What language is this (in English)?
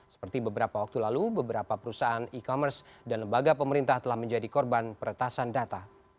Indonesian